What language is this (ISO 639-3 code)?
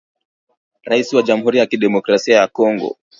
swa